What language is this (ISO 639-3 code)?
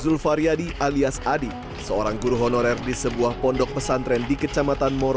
ind